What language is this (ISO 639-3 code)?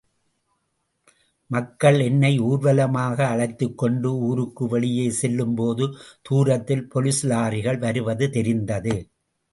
tam